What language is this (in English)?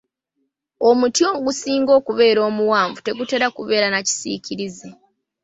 Ganda